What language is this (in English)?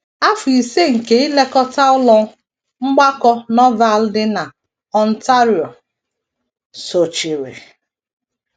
Igbo